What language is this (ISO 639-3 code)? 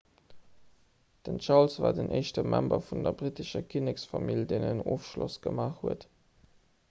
ltz